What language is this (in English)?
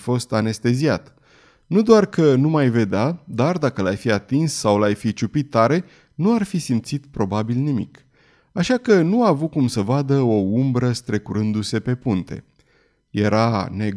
Romanian